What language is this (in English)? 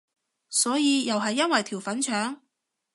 Cantonese